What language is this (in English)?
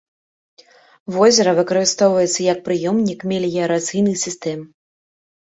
Belarusian